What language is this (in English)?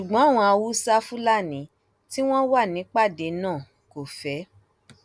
Yoruba